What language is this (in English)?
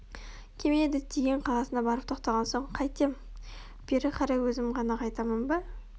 Kazakh